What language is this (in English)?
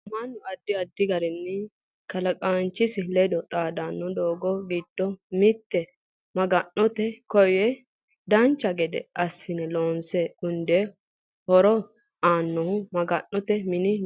Sidamo